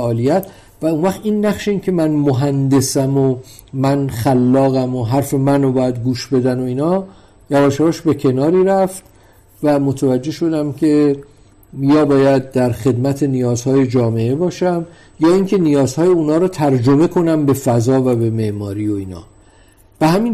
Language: Persian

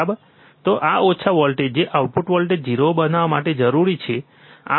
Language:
Gujarati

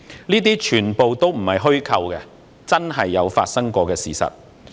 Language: Cantonese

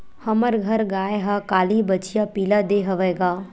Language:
Chhattisgarhi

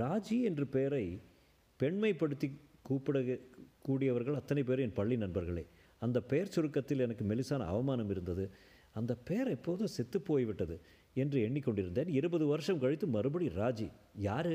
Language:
Tamil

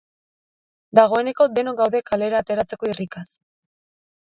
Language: Basque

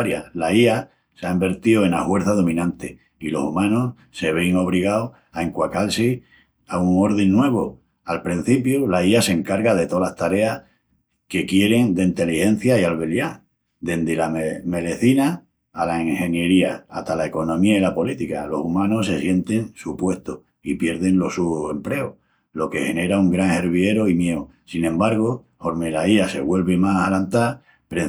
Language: Extremaduran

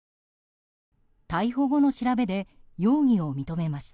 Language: Japanese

